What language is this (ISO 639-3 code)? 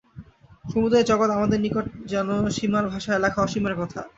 ben